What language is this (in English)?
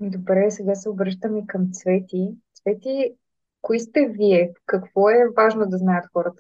Bulgarian